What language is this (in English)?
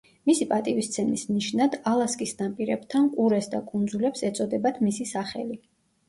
Georgian